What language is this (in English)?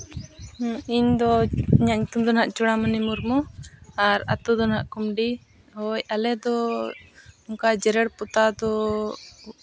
Santali